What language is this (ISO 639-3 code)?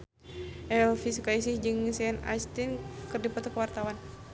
sun